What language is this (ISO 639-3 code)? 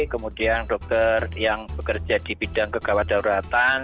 ind